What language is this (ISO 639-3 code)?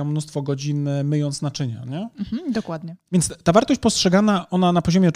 pol